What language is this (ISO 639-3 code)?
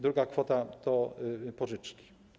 pol